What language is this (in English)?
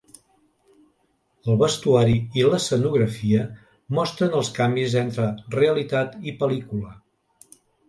Catalan